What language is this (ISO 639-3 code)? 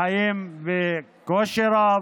heb